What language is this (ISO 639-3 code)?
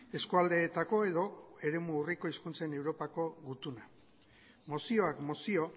eus